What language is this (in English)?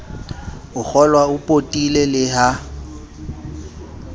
Southern Sotho